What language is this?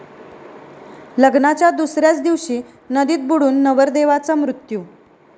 Marathi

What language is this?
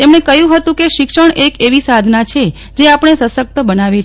Gujarati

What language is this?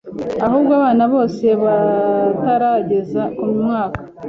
Kinyarwanda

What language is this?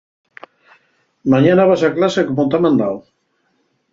Asturian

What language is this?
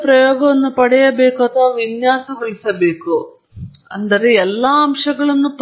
Kannada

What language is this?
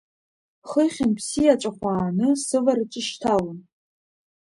Abkhazian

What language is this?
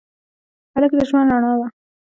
Pashto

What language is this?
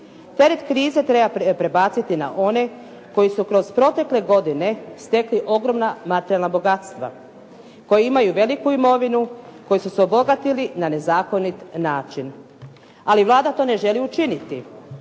Croatian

